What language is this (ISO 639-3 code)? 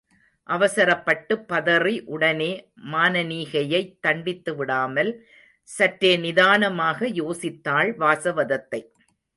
tam